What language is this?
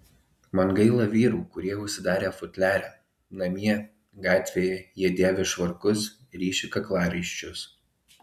Lithuanian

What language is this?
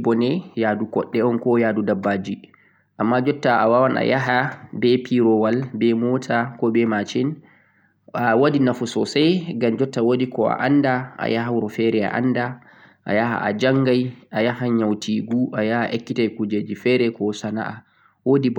Central-Eastern Niger Fulfulde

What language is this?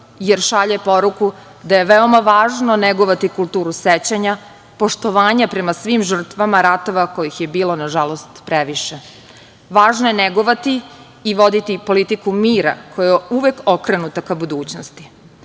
Serbian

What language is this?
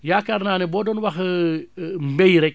Wolof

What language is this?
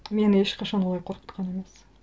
Kazakh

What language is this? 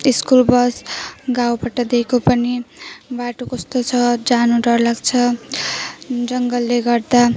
Nepali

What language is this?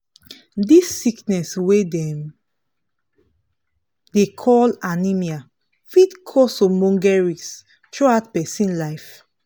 Nigerian Pidgin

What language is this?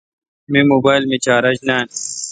Kalkoti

